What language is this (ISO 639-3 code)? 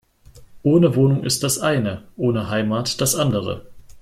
deu